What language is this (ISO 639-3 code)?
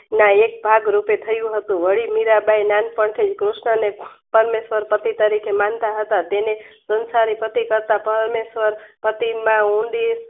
guj